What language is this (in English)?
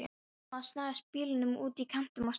Icelandic